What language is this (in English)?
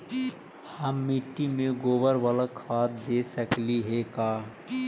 Magahi